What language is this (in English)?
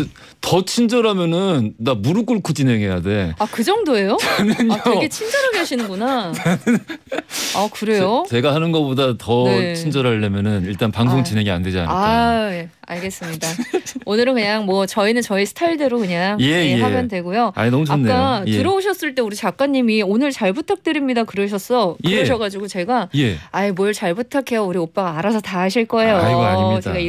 Korean